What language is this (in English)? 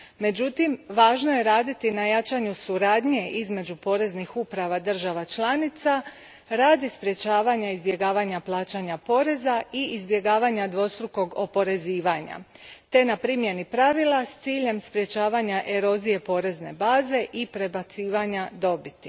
Croatian